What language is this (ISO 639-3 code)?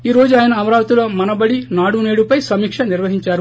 tel